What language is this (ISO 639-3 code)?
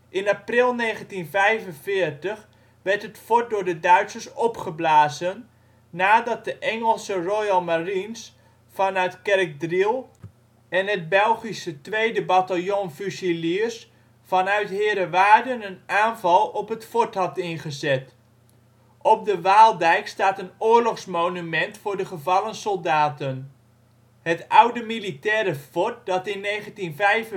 nld